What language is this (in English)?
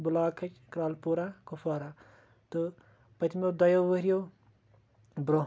Kashmiri